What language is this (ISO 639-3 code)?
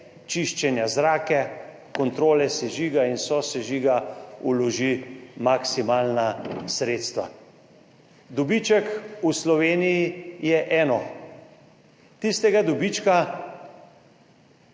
slv